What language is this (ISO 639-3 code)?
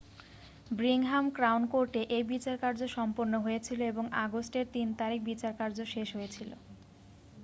ben